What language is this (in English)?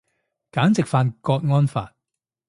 Cantonese